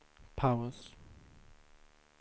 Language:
Swedish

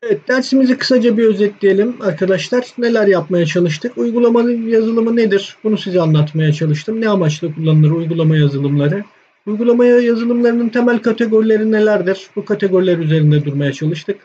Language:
Turkish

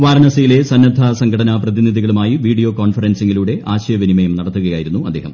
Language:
Malayalam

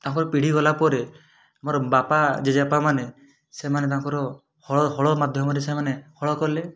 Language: Odia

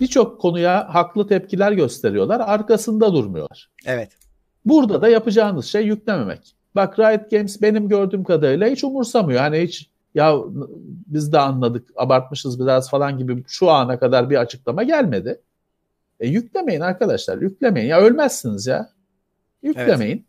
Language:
Turkish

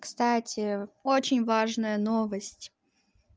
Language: Russian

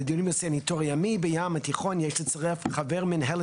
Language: Hebrew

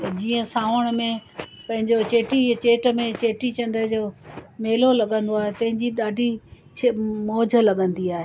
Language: Sindhi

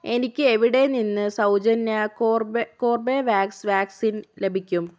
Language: Malayalam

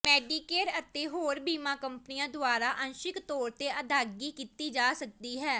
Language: Punjabi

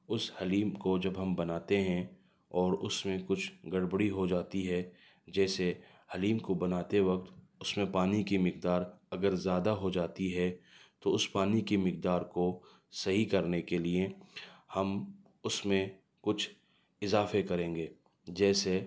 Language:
Urdu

